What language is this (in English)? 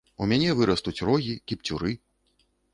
Belarusian